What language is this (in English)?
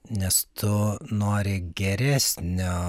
Lithuanian